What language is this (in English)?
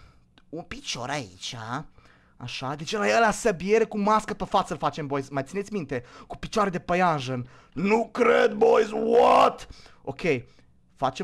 Romanian